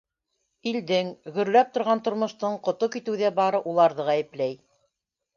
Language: Bashkir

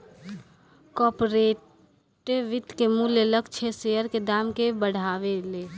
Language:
Bhojpuri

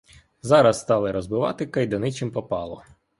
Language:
Ukrainian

